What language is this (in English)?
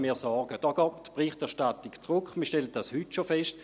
Swiss German